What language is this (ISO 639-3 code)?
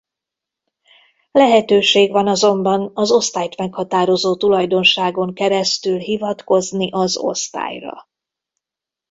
hun